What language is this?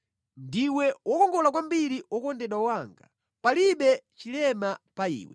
Nyanja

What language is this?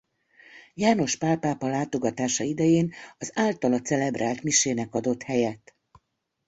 Hungarian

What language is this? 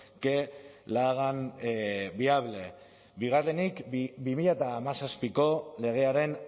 Basque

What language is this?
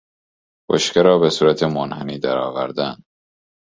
Persian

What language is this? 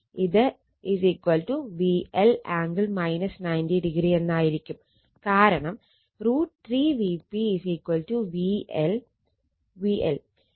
Malayalam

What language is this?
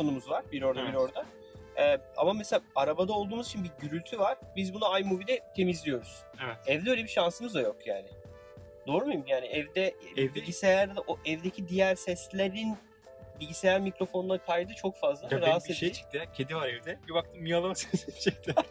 Turkish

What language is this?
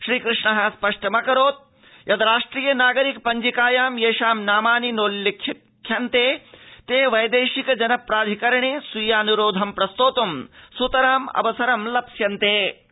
Sanskrit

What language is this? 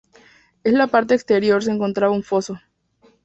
Spanish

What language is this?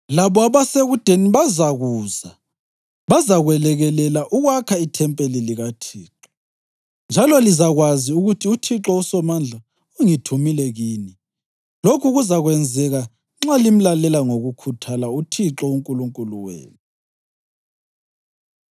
North Ndebele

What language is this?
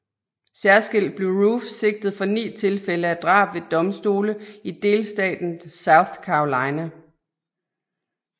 Danish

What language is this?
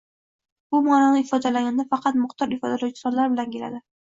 Uzbek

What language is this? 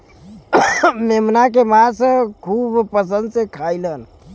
Bhojpuri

